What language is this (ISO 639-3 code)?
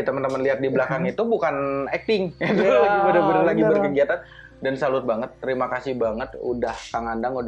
ind